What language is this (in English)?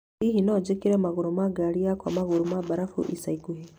Kikuyu